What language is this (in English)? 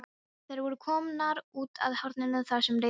Icelandic